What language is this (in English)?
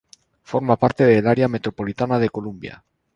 Spanish